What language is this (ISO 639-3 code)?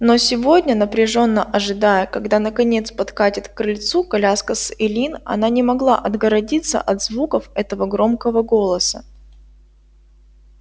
rus